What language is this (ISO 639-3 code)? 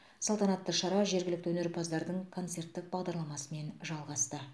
kaz